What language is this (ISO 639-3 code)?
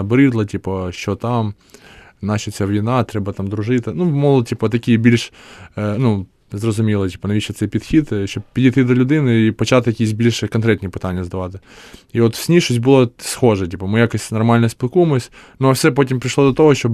ukr